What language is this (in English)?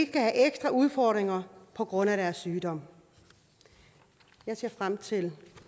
Danish